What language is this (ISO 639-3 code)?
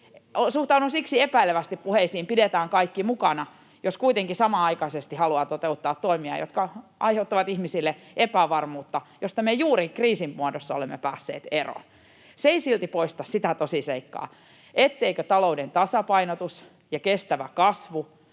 fin